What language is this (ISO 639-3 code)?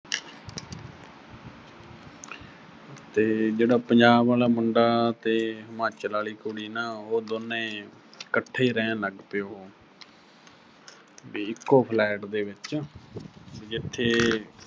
pan